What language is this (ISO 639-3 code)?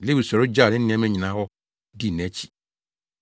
aka